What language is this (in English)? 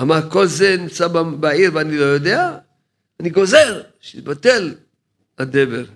Hebrew